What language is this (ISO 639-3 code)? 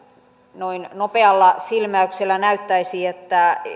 fin